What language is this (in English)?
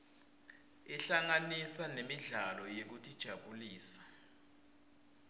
Swati